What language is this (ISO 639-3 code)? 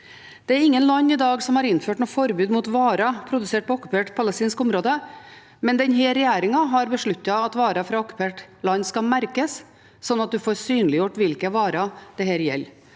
nor